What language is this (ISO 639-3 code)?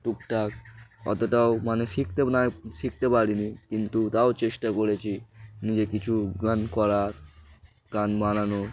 ben